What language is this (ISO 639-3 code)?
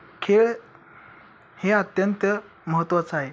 mar